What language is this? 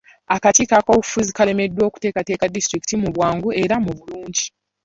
Ganda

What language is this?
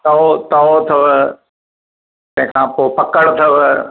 Sindhi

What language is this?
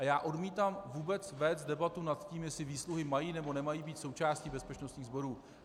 Czech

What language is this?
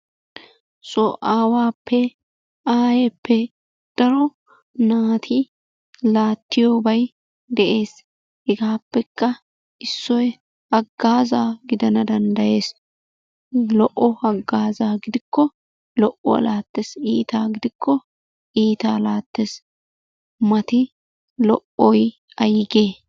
Wolaytta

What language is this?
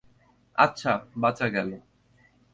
Bangla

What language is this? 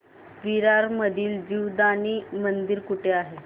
Marathi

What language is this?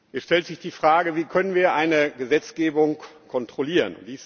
German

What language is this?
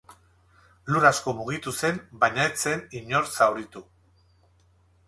Basque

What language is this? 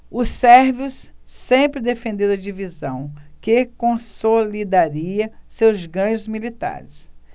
Portuguese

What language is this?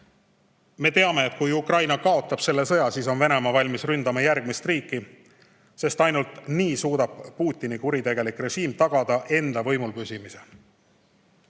Estonian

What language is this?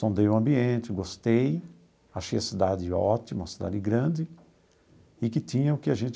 Portuguese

